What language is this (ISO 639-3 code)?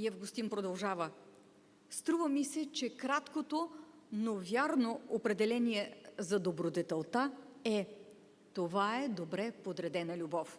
bul